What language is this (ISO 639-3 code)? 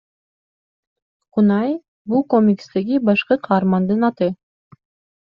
kir